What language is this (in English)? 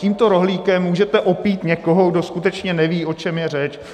Czech